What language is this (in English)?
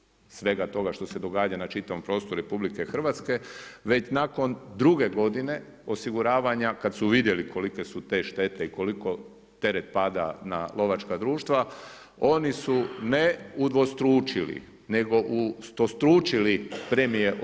Croatian